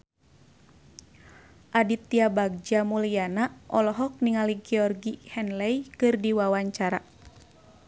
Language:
Sundanese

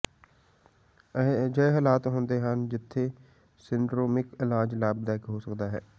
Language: Punjabi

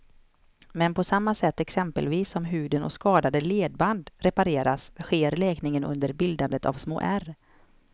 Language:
Swedish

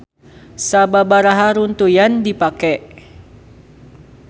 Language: Sundanese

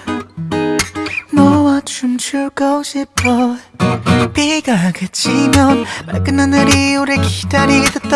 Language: Korean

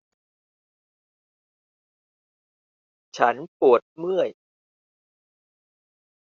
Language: Thai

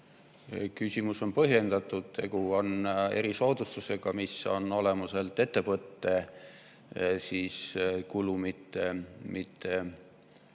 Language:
Estonian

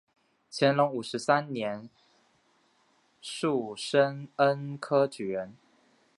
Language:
Chinese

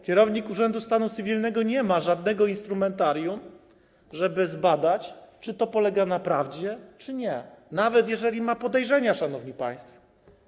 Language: Polish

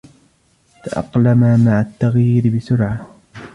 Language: Arabic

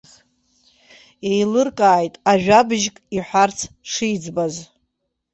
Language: Abkhazian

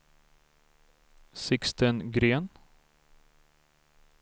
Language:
Swedish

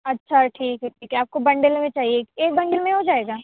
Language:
Urdu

